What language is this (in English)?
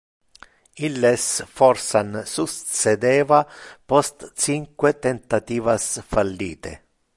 Interlingua